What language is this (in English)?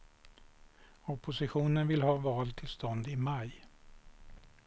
Swedish